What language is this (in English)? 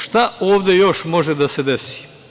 Serbian